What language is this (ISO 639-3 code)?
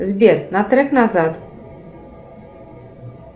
rus